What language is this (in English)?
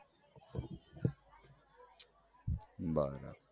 Gujarati